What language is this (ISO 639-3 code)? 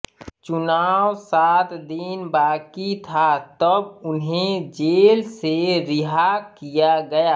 hin